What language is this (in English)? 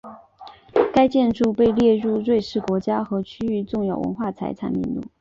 Chinese